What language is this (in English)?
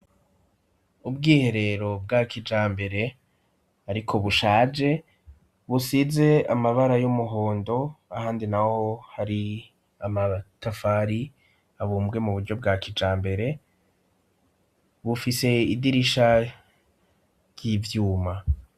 Rundi